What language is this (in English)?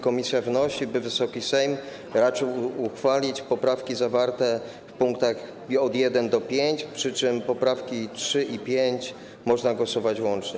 Polish